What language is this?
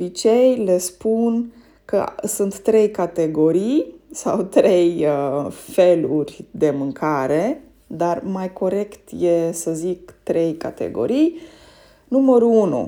Romanian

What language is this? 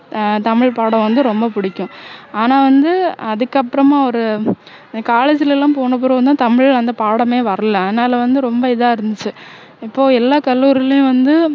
Tamil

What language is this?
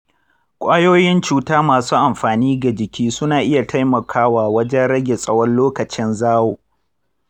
Hausa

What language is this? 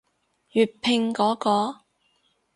Cantonese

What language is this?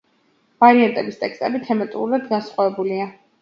Georgian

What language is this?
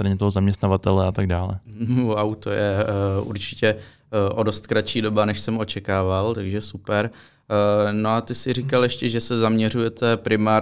Czech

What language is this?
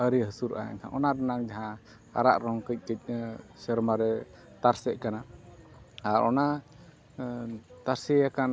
Santali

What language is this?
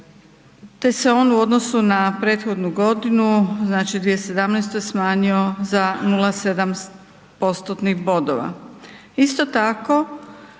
Croatian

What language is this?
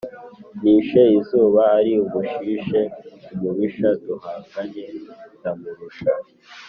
Kinyarwanda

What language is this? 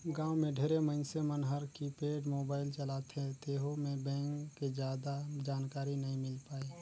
Chhattisgarhi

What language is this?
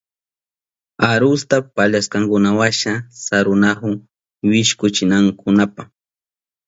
Southern Pastaza Quechua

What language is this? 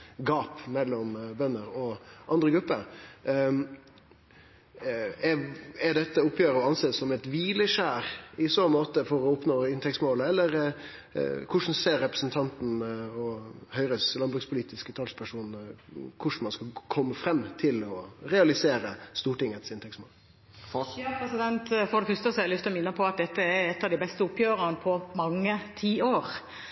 Norwegian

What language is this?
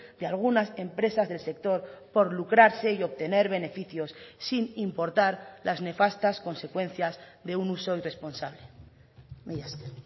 Spanish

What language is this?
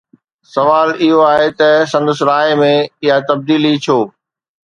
Sindhi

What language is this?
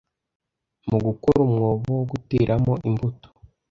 Kinyarwanda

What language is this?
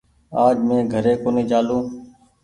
Goaria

